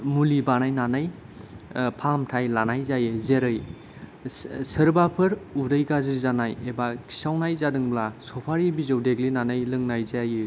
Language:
Bodo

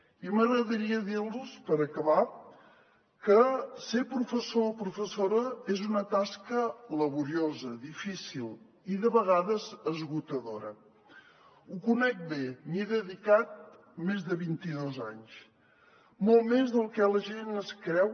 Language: Catalan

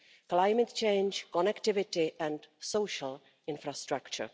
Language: English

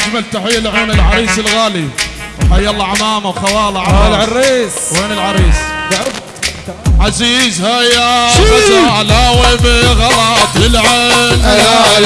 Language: Arabic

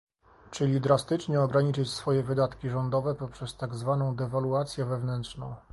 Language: Polish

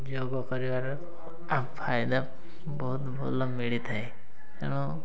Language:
Odia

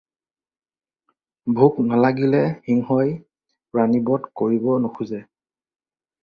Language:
Assamese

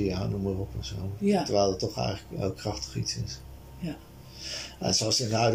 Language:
Dutch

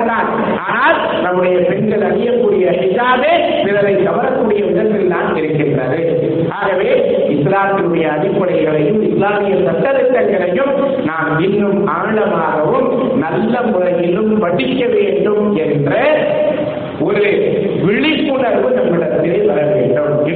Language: Tamil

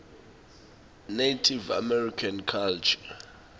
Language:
Swati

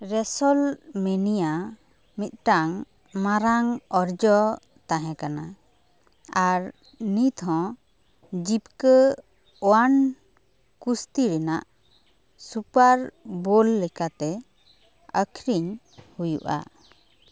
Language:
Santali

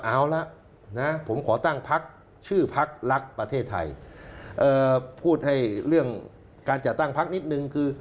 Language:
Thai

